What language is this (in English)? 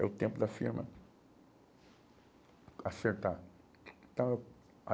Portuguese